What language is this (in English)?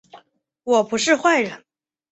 Chinese